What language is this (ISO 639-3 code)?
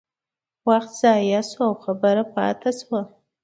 pus